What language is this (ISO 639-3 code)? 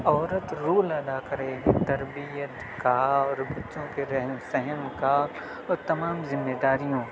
urd